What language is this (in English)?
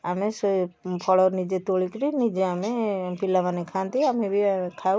Odia